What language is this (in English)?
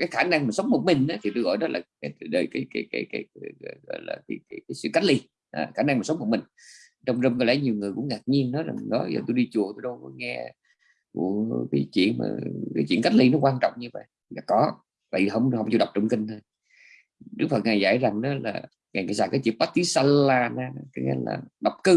Vietnamese